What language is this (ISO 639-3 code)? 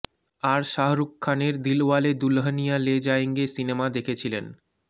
ben